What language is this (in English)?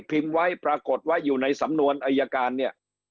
Thai